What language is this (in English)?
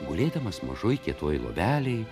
Lithuanian